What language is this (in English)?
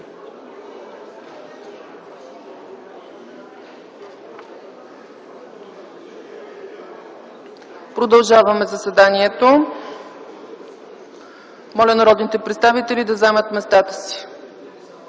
Bulgarian